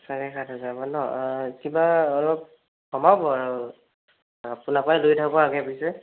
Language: Assamese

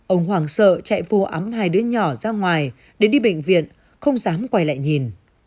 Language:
Vietnamese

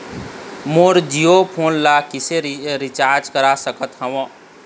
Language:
Chhattisgarhi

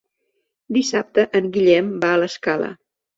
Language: Catalan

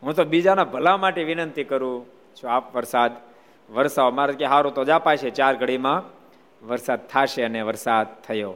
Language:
Gujarati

